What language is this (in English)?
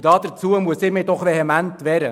Swiss German